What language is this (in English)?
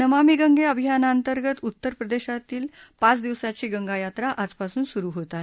Marathi